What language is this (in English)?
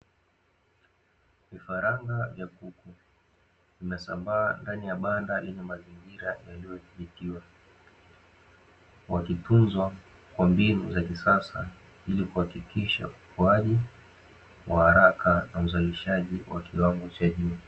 Swahili